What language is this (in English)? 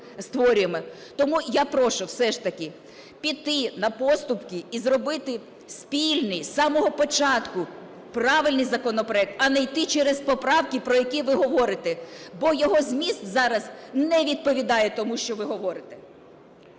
Ukrainian